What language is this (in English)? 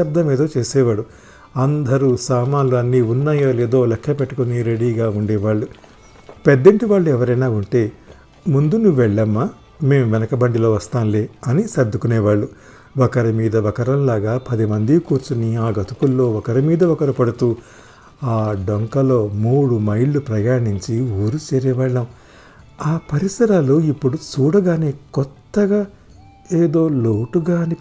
Telugu